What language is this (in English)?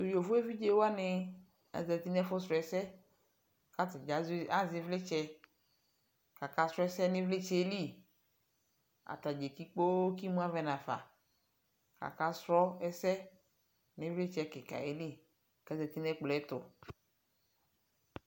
Ikposo